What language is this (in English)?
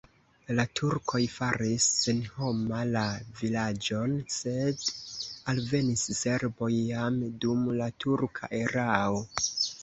Esperanto